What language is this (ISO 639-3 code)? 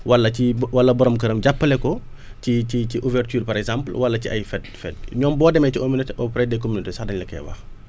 wol